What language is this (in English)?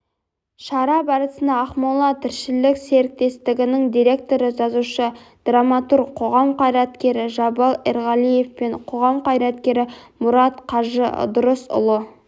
Kazakh